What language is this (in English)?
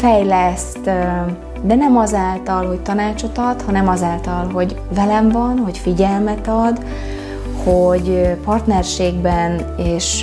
Hungarian